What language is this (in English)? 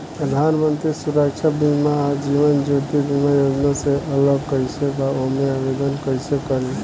Bhojpuri